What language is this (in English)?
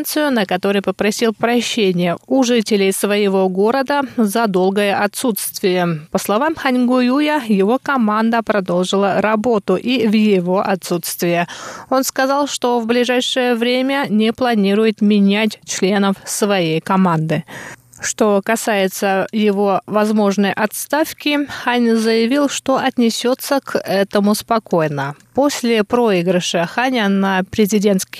Russian